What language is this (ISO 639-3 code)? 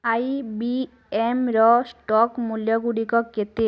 ori